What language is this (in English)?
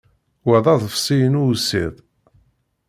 Kabyle